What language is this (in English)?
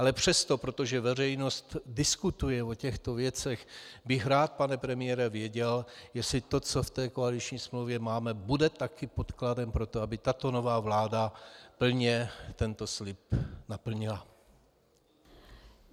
Czech